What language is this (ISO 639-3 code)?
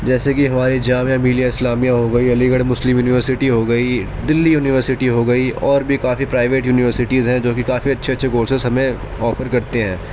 urd